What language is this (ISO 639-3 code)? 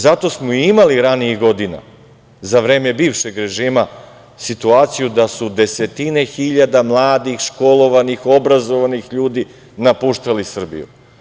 srp